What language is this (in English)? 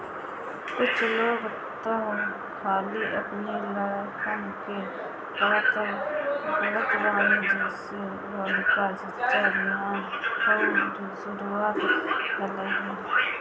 Bhojpuri